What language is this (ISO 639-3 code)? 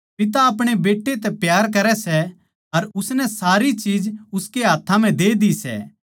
bgc